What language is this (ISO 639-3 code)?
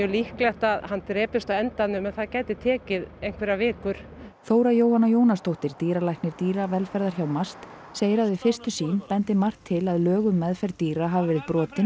isl